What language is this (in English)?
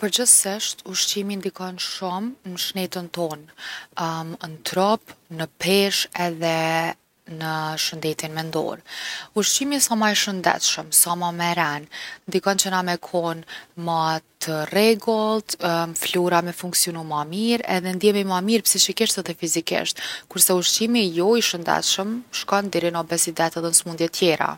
Gheg Albanian